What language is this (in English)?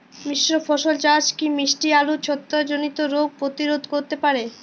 Bangla